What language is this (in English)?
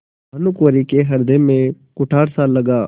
Hindi